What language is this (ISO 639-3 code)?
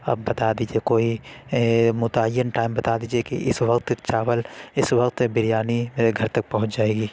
urd